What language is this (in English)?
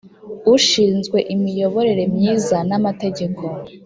Kinyarwanda